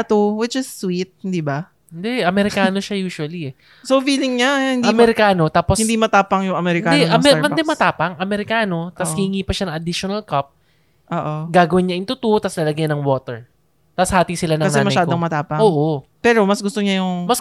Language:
Filipino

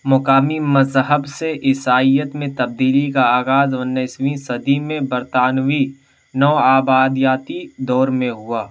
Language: Urdu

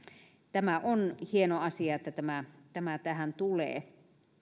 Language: Finnish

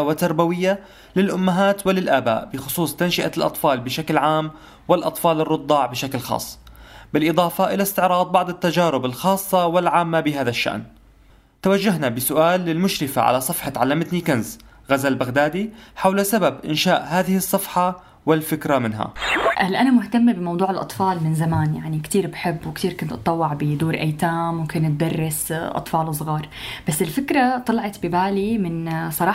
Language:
Arabic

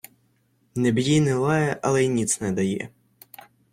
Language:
Ukrainian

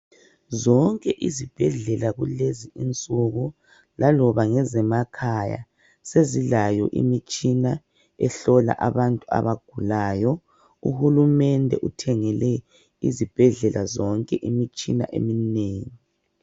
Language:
North Ndebele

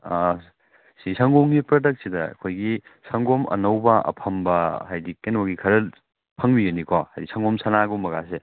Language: Manipuri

